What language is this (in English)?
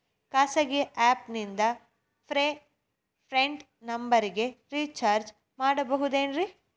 Kannada